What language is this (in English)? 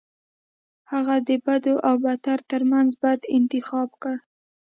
Pashto